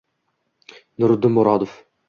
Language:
Uzbek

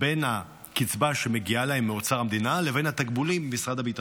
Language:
Hebrew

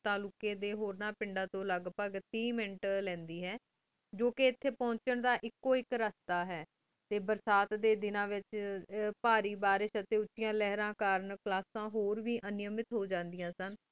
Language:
Punjabi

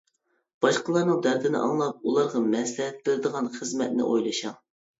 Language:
Uyghur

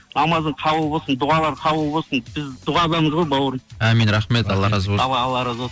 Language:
Kazakh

